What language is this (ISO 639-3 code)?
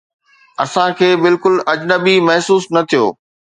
snd